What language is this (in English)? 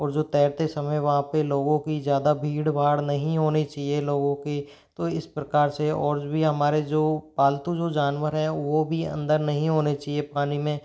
Hindi